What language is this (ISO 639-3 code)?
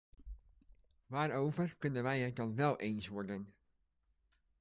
nld